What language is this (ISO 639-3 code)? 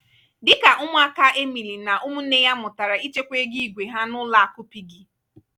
ibo